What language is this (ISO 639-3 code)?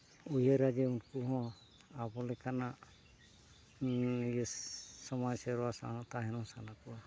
sat